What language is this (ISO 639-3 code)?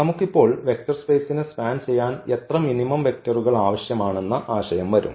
mal